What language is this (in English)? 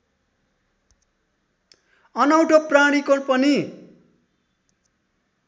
Nepali